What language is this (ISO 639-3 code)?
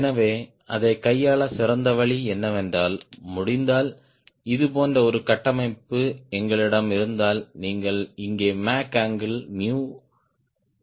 tam